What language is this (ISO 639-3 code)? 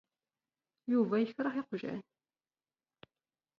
kab